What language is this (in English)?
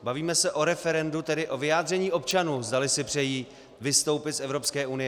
Czech